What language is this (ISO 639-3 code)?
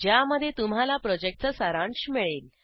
mar